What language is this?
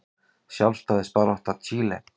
Icelandic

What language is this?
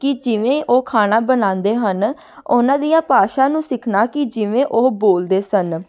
Punjabi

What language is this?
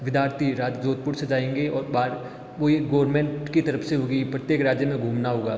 Hindi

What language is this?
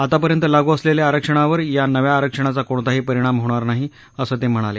Marathi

